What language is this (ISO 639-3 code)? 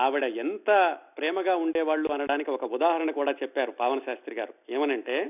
tel